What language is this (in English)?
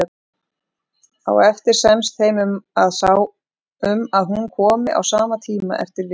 Icelandic